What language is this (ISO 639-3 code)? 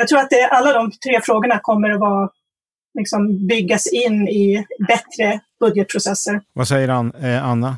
swe